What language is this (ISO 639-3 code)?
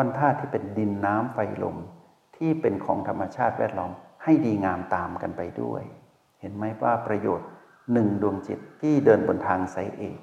tha